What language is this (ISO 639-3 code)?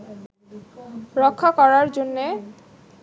ben